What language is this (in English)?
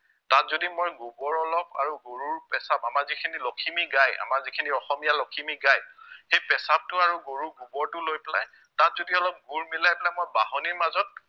Assamese